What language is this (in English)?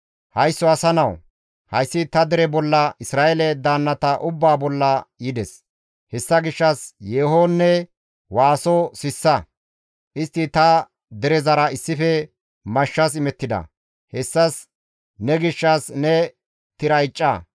Gamo